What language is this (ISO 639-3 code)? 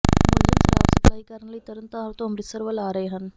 pan